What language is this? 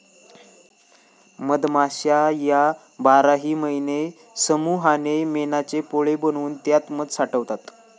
Marathi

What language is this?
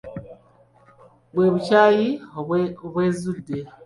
Ganda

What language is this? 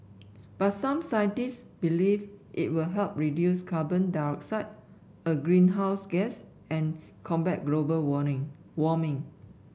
English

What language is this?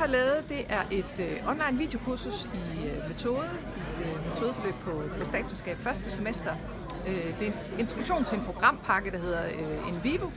Danish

